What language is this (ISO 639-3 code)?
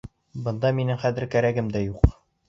bak